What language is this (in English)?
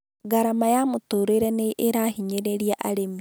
Kikuyu